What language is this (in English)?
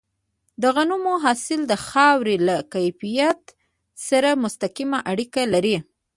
Pashto